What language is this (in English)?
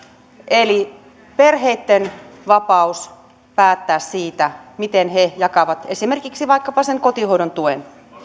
Finnish